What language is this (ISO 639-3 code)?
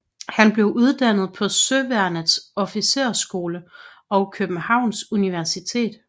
dan